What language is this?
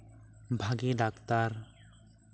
Santali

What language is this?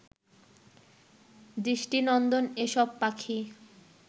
Bangla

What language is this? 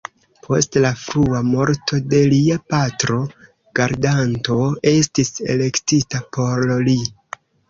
Esperanto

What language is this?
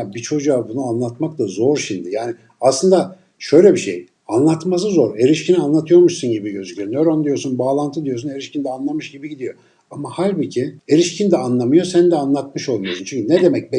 Turkish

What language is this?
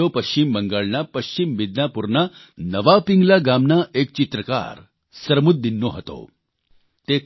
Gujarati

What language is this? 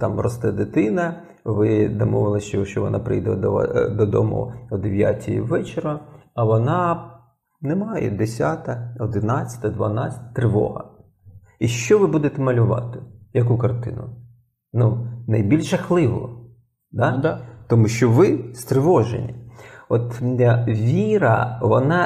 Ukrainian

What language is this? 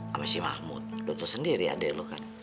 Indonesian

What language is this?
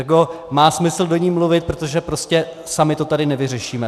Czech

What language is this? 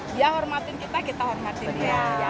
Indonesian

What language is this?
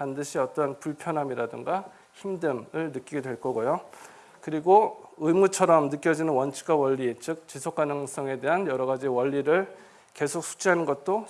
Korean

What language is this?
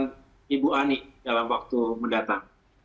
Indonesian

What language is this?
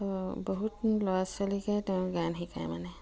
Assamese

